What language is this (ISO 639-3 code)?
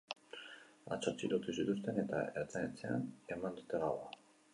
eus